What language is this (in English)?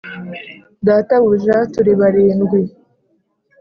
Kinyarwanda